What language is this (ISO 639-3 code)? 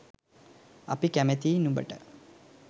sin